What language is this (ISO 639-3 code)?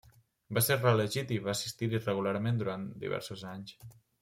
cat